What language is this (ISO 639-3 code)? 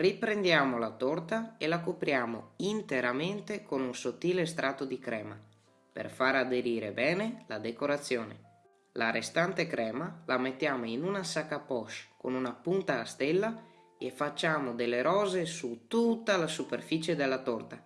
ita